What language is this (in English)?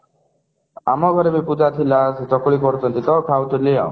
Odia